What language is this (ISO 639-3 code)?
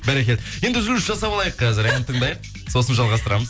kaz